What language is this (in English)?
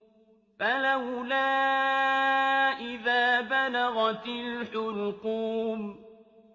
Arabic